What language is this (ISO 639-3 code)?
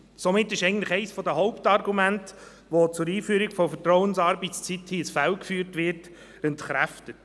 gsw